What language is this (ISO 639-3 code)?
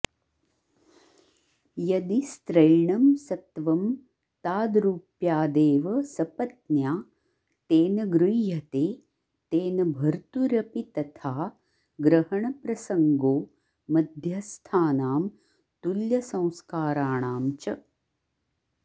san